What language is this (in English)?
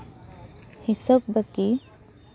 Santali